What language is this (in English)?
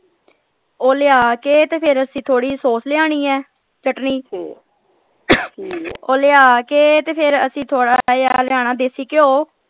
Punjabi